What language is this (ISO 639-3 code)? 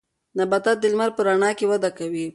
pus